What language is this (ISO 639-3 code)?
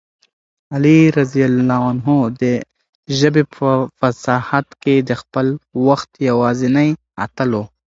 pus